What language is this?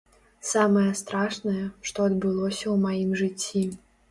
Belarusian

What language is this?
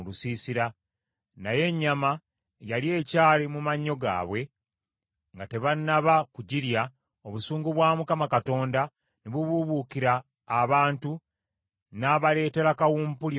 Ganda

